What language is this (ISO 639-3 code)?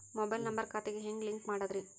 kan